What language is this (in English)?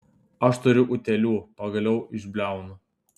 Lithuanian